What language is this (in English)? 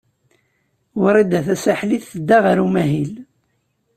Kabyle